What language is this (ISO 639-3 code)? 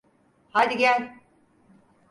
tur